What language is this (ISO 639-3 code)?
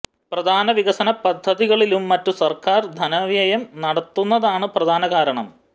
mal